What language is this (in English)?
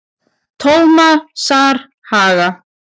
Icelandic